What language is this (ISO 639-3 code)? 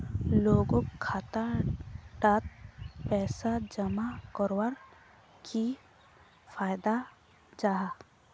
mag